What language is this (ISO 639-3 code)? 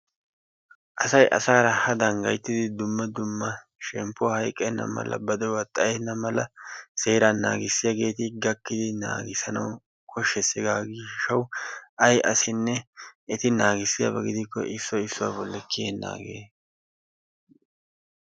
wal